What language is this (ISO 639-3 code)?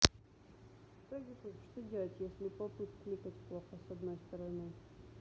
rus